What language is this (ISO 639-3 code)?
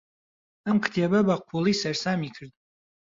ckb